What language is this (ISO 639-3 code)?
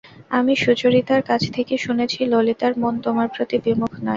ben